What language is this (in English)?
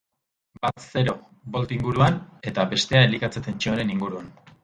Basque